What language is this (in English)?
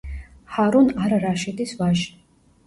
Georgian